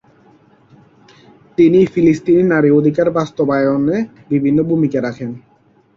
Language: Bangla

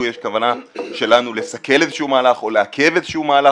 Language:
Hebrew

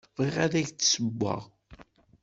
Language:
Kabyle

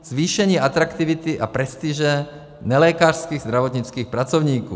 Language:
Czech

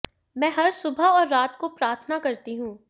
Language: Hindi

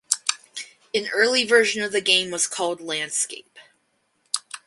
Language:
English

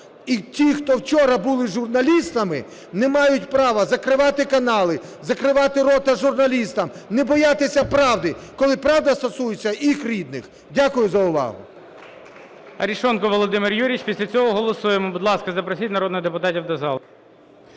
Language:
Ukrainian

